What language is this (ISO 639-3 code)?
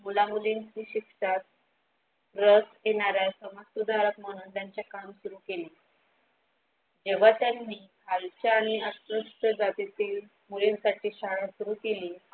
mar